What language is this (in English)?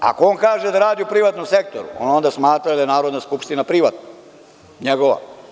Serbian